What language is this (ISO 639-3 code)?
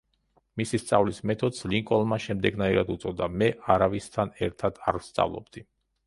kat